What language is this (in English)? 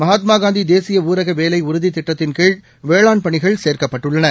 Tamil